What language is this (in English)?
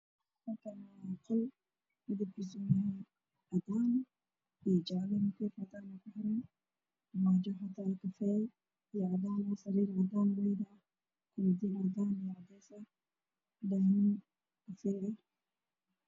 Somali